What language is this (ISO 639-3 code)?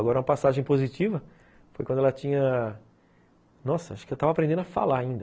por